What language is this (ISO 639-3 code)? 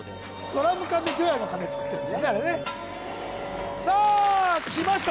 jpn